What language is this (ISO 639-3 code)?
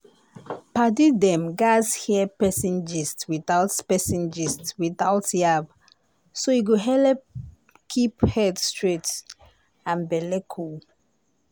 pcm